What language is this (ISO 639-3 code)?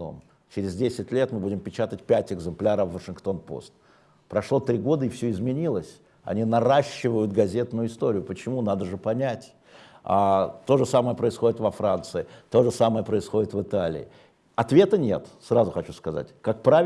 rus